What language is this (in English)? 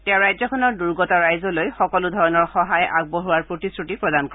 Assamese